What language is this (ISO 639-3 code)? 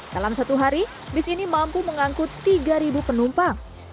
ind